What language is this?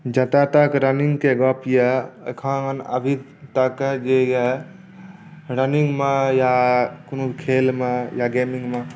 Maithili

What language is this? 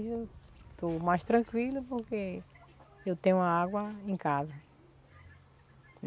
Portuguese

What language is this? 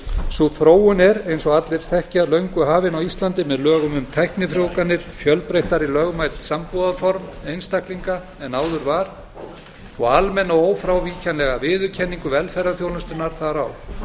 Icelandic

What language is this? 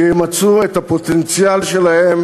Hebrew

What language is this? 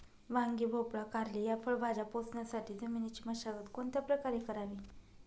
Marathi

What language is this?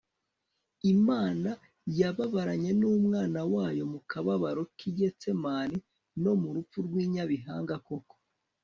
Kinyarwanda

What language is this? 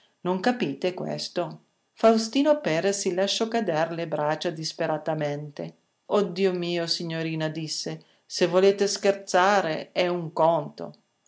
Italian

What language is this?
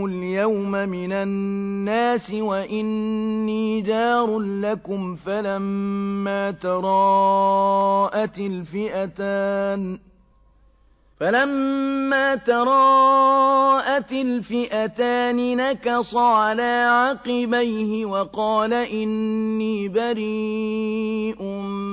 Arabic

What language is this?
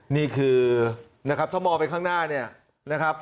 Thai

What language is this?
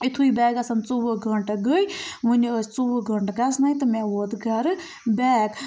Kashmiri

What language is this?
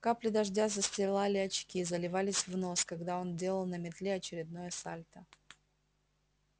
Russian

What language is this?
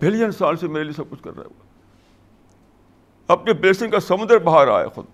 Urdu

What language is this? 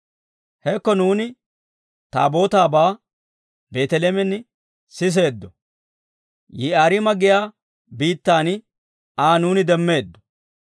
Dawro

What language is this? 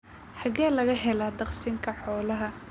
Somali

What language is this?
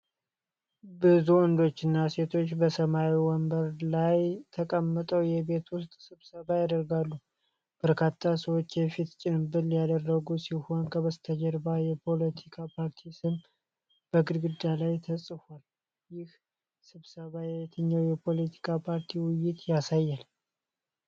Amharic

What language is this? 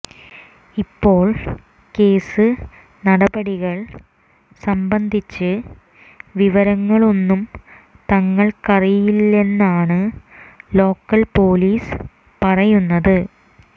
Malayalam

